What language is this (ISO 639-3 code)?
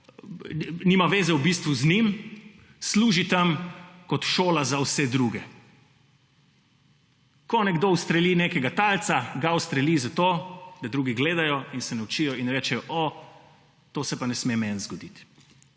slv